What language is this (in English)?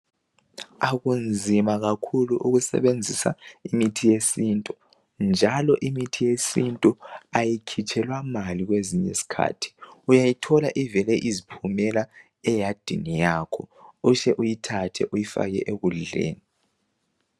North Ndebele